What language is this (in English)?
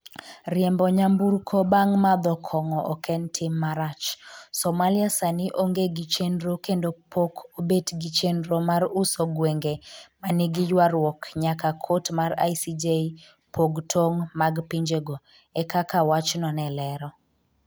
Luo (Kenya and Tanzania)